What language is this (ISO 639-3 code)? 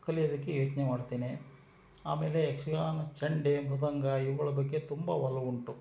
kan